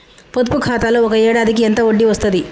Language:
Telugu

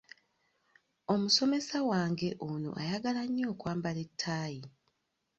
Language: Ganda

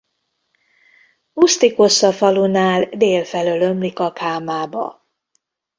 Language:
Hungarian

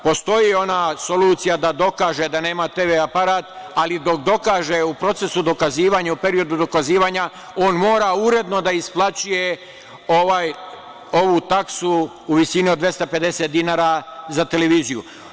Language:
Serbian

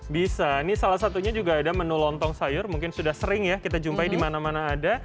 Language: Indonesian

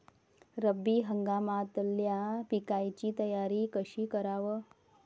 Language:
Marathi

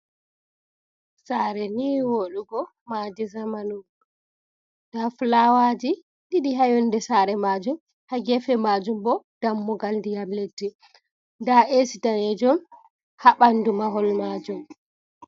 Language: Fula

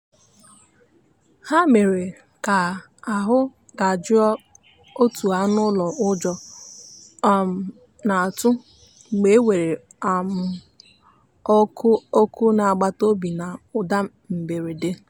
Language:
Igbo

